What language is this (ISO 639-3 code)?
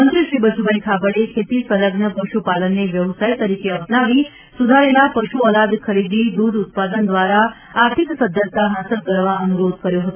guj